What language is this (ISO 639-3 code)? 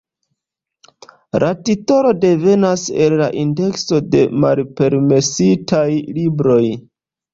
epo